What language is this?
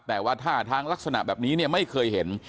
Thai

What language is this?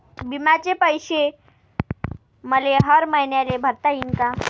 Marathi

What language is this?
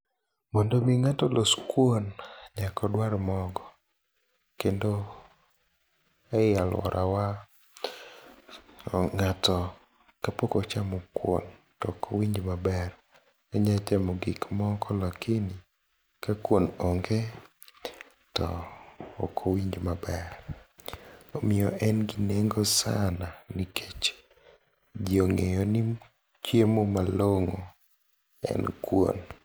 Luo (Kenya and Tanzania)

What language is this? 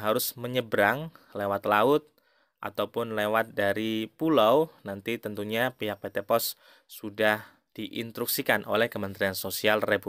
Indonesian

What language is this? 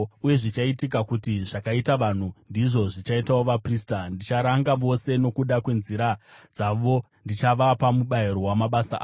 Shona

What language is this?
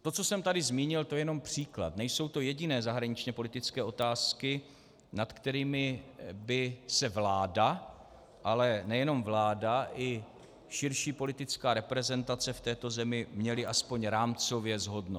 Czech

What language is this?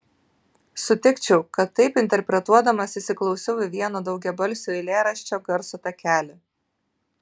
Lithuanian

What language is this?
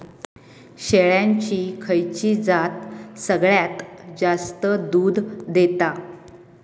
Marathi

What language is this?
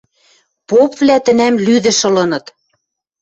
Western Mari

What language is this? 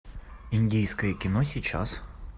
Russian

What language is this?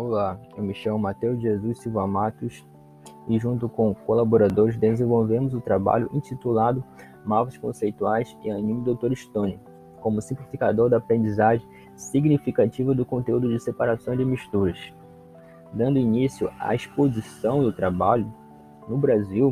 Portuguese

